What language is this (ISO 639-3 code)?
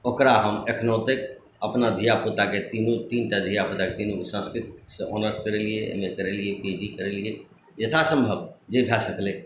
mai